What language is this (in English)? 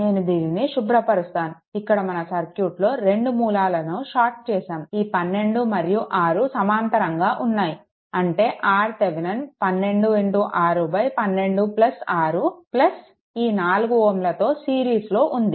Telugu